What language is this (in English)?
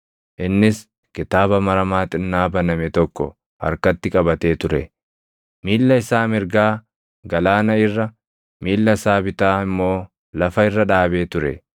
Oromo